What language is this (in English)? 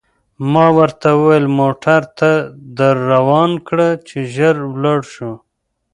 Pashto